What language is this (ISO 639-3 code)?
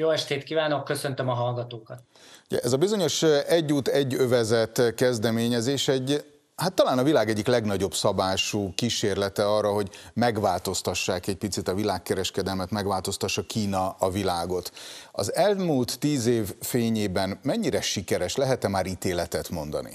hun